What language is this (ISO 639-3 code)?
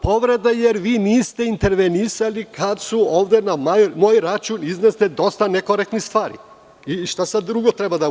srp